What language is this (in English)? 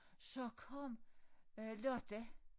Danish